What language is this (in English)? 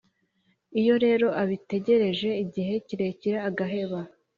Kinyarwanda